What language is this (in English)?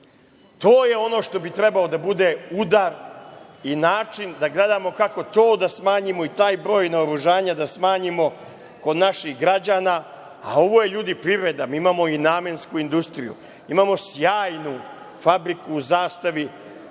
Serbian